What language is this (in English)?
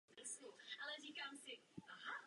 Czech